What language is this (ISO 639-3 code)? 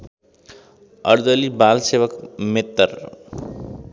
nep